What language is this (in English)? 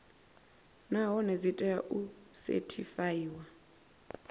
Venda